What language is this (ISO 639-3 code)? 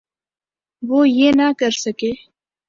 urd